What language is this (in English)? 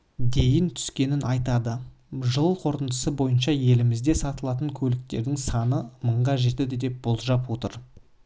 Kazakh